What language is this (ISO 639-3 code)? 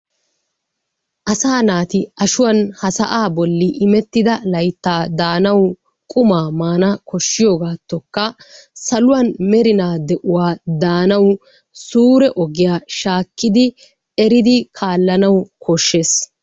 wal